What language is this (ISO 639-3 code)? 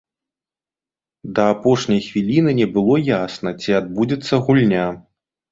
bel